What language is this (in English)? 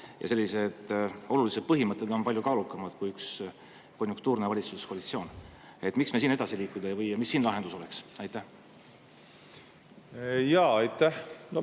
Estonian